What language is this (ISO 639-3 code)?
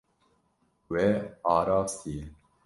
kur